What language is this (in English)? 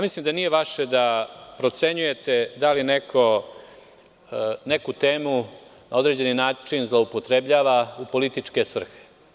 Serbian